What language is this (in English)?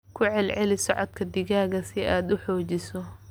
Somali